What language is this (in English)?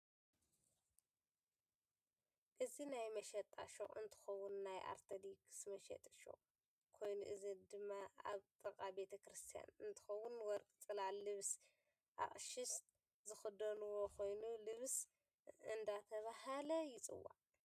Tigrinya